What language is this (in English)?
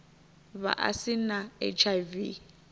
Venda